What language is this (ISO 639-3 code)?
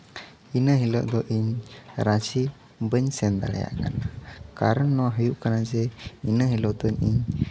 sat